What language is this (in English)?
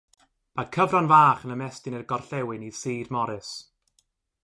Welsh